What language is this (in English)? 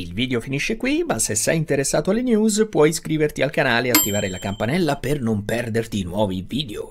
Italian